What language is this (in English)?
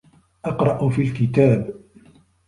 Arabic